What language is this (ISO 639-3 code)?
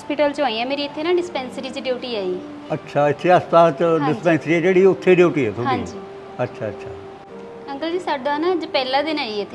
pan